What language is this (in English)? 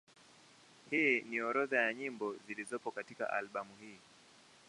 Swahili